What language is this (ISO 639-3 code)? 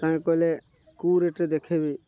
ori